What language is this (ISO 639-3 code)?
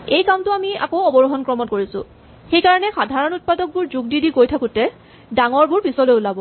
asm